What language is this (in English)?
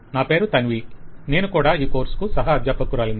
Telugu